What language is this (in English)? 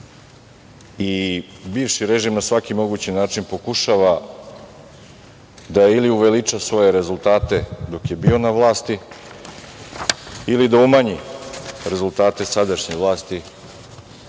Serbian